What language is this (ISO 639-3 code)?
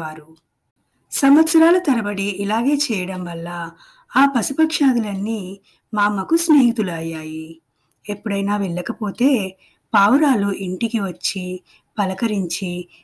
tel